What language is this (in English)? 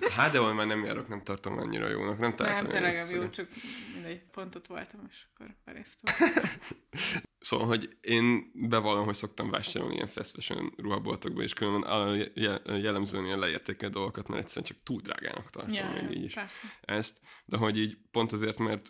Hungarian